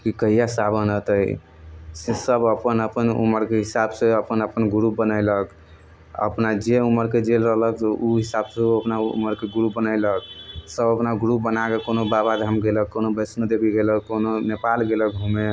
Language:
Maithili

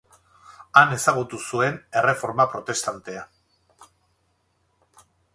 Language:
Basque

